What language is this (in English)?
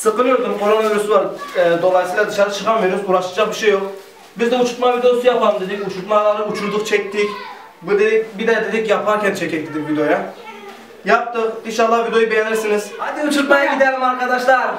Turkish